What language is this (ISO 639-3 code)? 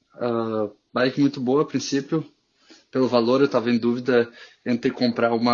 por